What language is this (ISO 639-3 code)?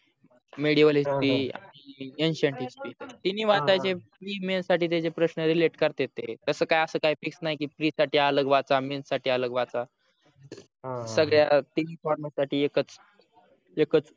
mar